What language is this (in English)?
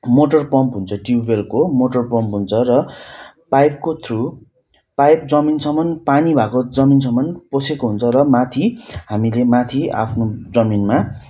Nepali